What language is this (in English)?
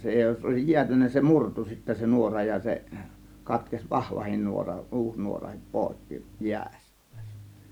Finnish